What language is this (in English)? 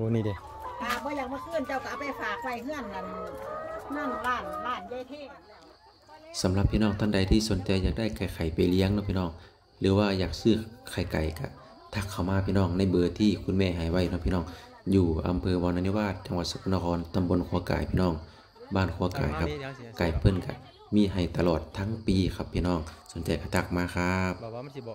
Thai